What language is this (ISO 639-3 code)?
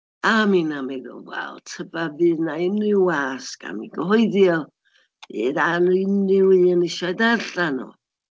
cym